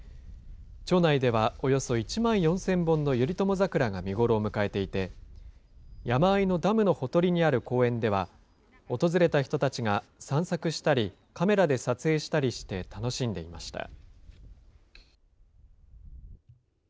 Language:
Japanese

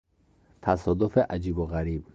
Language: Persian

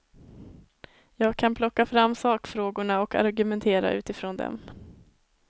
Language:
Swedish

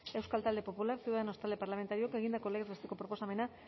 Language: Basque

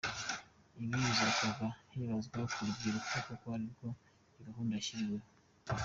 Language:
Kinyarwanda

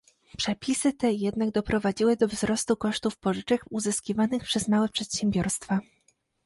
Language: Polish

